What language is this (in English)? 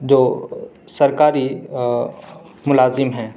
Urdu